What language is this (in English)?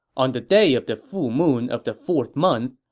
English